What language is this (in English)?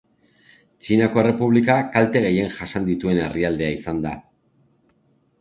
Basque